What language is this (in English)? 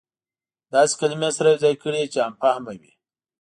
Pashto